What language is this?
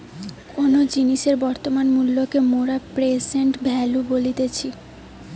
Bangla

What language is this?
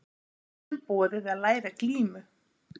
Icelandic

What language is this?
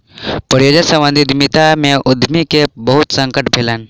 Maithili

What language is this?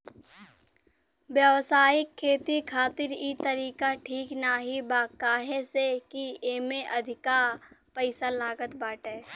Bhojpuri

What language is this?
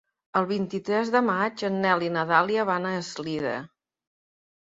Catalan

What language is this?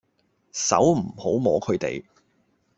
Cantonese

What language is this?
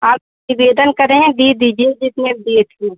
Hindi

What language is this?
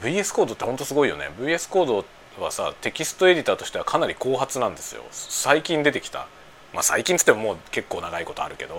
Japanese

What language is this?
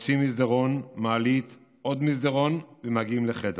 Hebrew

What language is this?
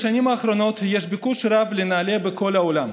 Hebrew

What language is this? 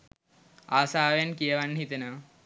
Sinhala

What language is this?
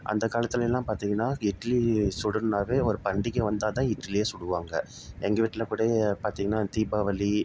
Tamil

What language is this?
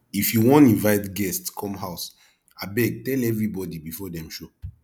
Nigerian Pidgin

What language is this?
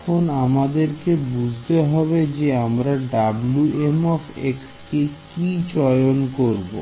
Bangla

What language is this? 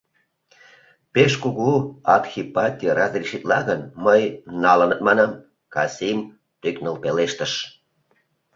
Mari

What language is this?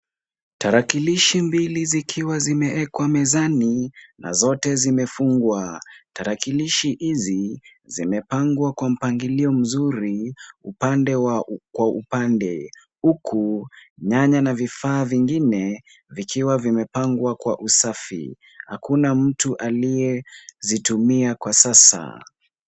Swahili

